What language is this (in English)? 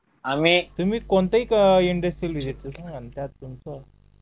Marathi